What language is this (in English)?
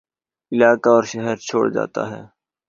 Urdu